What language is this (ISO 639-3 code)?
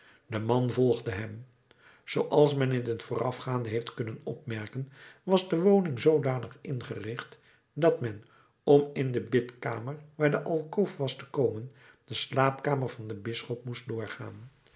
nld